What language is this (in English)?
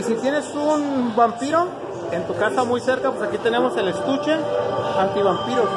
Spanish